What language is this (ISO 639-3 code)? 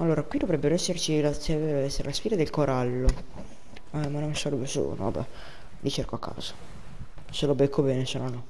ita